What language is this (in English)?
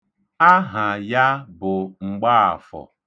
Igbo